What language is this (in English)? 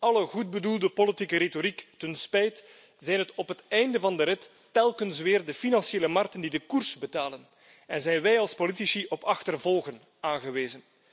Dutch